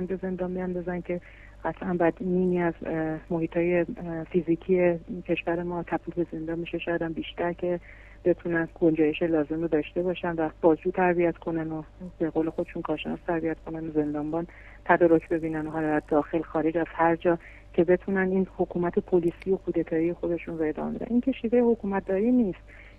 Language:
Persian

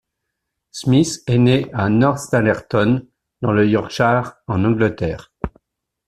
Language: French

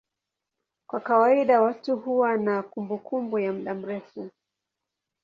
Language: Swahili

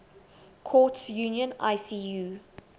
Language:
English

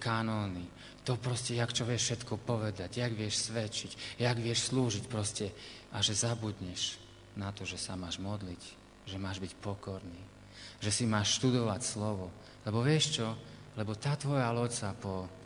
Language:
Slovak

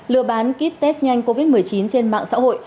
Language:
Vietnamese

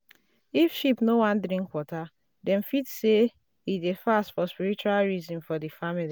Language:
Nigerian Pidgin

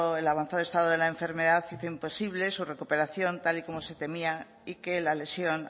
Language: Spanish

